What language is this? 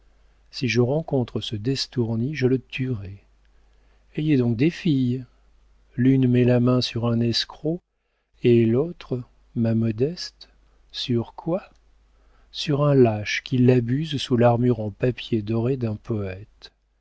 French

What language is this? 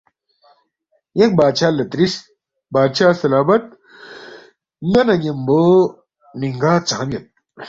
Balti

